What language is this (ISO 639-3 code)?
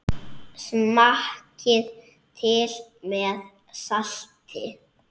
isl